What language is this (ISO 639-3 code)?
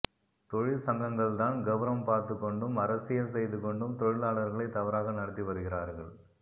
tam